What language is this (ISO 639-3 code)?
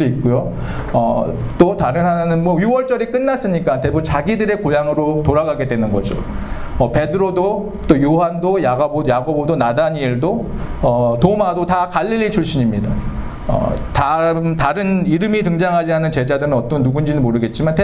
kor